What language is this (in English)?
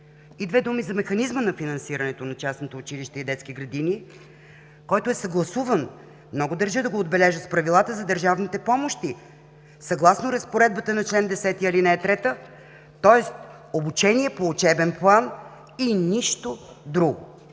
Bulgarian